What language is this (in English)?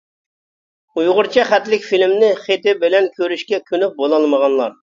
Uyghur